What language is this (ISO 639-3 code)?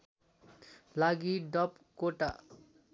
nep